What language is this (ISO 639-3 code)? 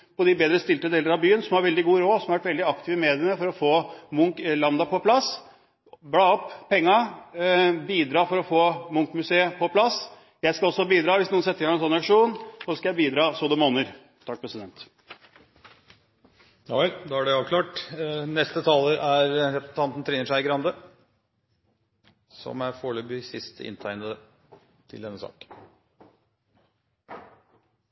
nor